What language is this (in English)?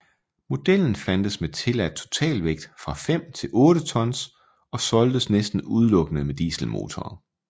Danish